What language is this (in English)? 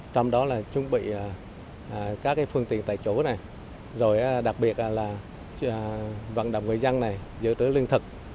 Vietnamese